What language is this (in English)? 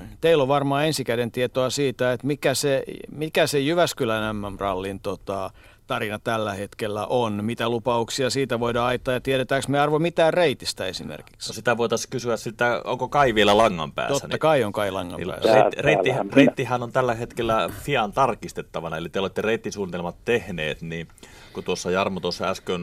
Finnish